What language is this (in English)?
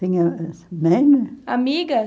Portuguese